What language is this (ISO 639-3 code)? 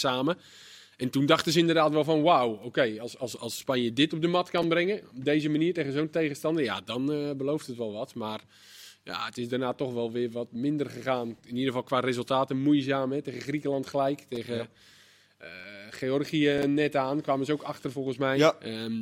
nld